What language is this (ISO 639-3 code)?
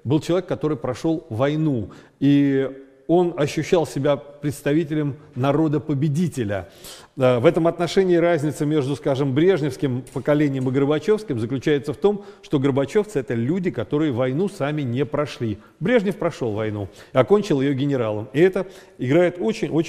rus